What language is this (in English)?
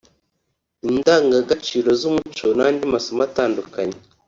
Kinyarwanda